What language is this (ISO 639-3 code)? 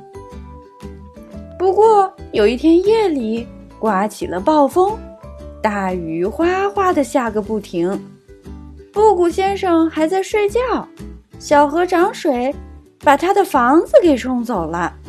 zho